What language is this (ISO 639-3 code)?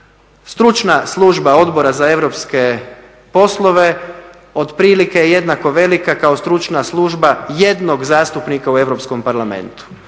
hrv